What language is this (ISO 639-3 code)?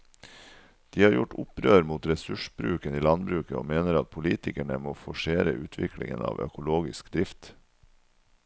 nor